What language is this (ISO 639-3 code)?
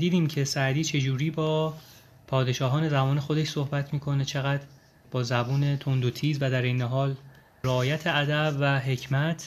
fas